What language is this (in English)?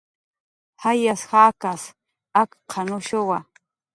Jaqaru